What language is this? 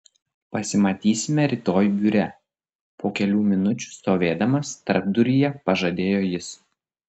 Lithuanian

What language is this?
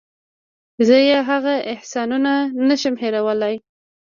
Pashto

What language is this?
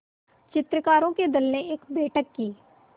Hindi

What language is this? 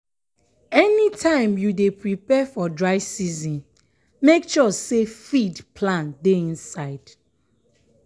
Nigerian Pidgin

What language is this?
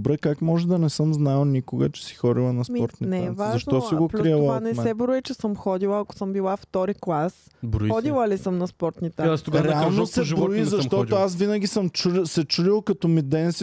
Bulgarian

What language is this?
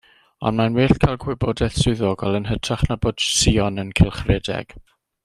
Welsh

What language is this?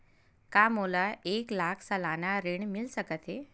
Chhattisgarhi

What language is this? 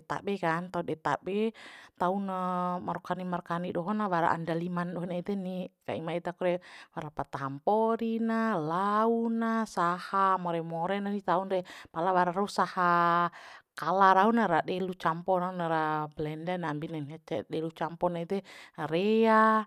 Bima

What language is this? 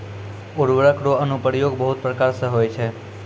Maithili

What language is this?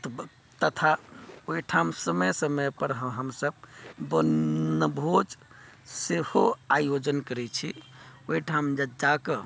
Maithili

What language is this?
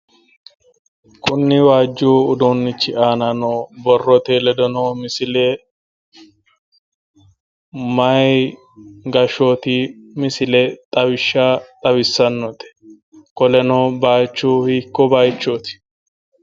Sidamo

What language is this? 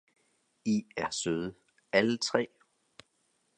Danish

